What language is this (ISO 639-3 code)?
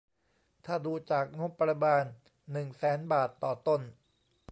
tha